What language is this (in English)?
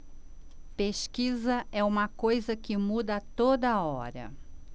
Portuguese